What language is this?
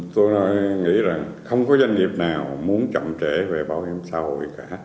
Vietnamese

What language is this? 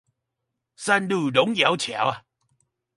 Chinese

